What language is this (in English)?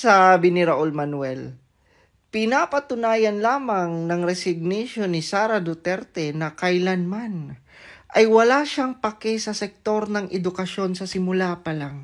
Filipino